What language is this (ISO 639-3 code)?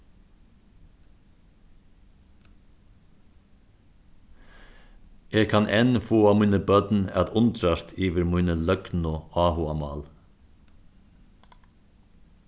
fao